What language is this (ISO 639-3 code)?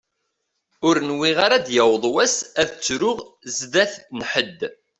kab